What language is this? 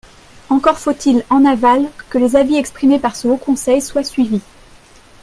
French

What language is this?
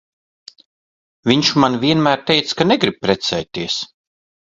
Latvian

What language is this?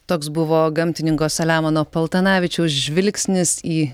Lithuanian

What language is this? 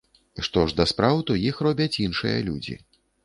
Belarusian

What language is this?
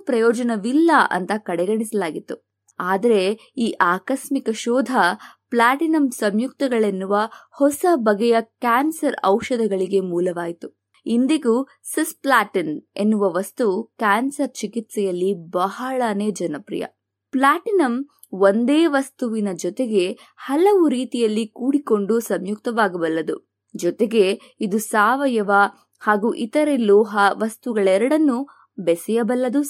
Kannada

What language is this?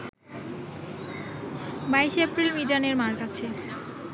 Bangla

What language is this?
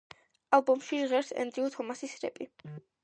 Georgian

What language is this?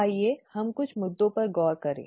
Hindi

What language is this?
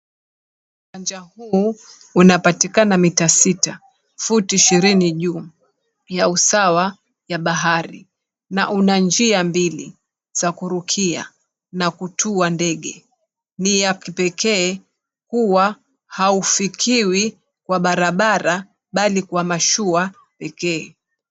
Swahili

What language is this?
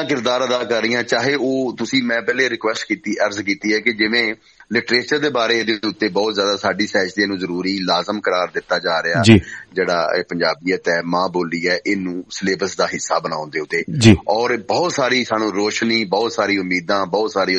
Punjabi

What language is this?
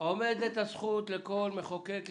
Hebrew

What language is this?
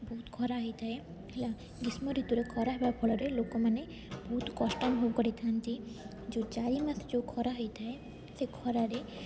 Odia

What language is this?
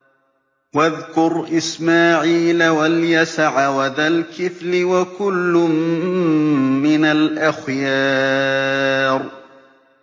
Arabic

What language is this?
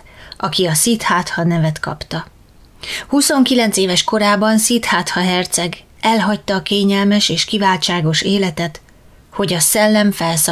Hungarian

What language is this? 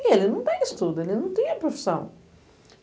Portuguese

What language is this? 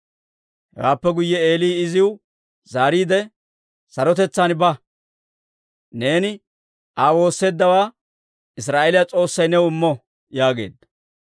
Dawro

